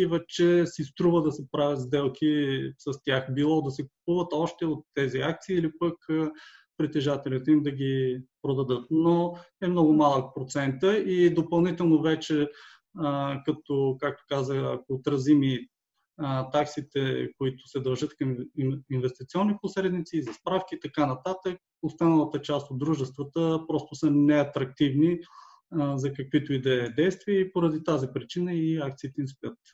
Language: Bulgarian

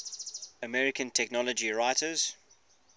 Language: English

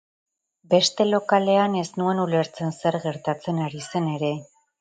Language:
Basque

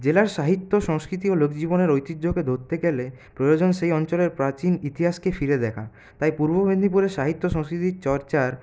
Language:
Bangla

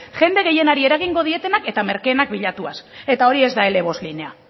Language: Basque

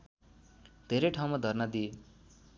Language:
Nepali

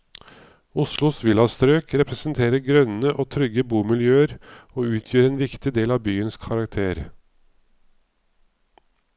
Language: Norwegian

